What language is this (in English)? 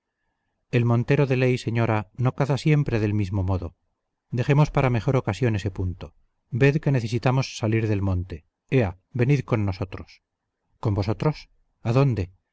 Spanish